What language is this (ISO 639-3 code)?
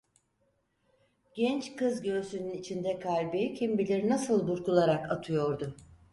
tur